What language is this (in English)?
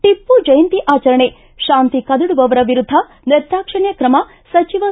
Kannada